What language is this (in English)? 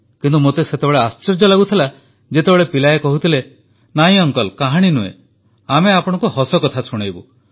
Odia